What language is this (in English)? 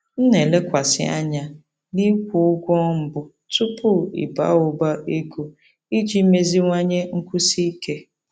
Igbo